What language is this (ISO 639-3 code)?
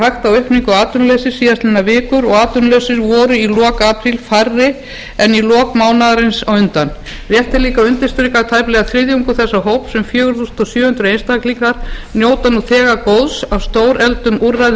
isl